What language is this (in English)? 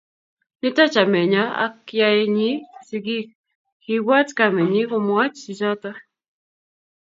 Kalenjin